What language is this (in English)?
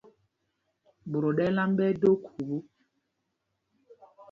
Mpumpong